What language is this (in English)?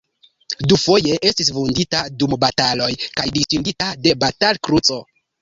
Esperanto